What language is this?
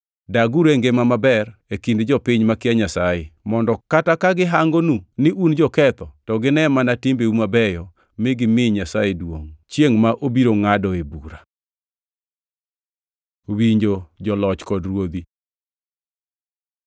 Luo (Kenya and Tanzania)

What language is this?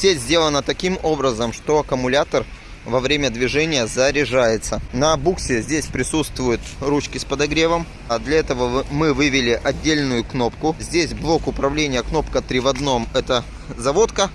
Russian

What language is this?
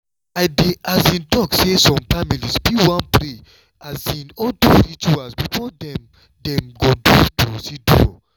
Nigerian Pidgin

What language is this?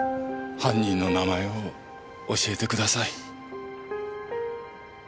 Japanese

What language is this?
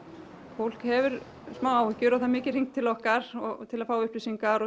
Icelandic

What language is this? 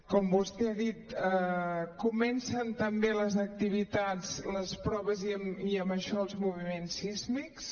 Catalan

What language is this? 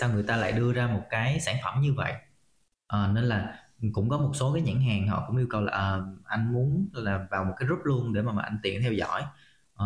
Vietnamese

